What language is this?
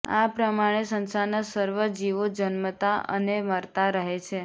Gujarati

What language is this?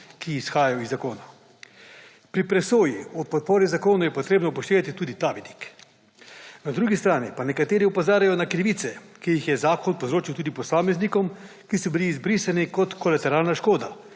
Slovenian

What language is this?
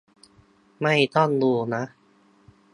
Thai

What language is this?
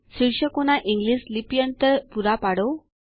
Gujarati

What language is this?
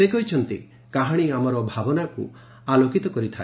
Odia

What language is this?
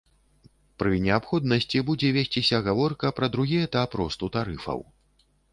Belarusian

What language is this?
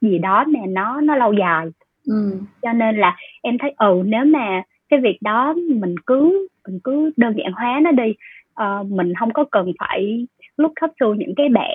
Vietnamese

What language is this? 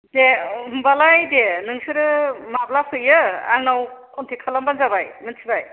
Bodo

